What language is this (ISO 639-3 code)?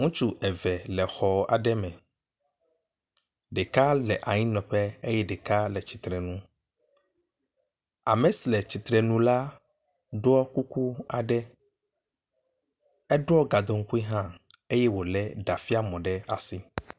ewe